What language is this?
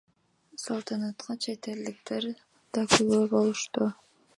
Kyrgyz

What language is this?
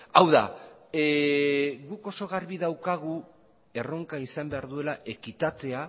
Basque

